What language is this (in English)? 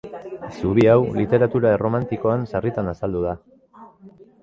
Basque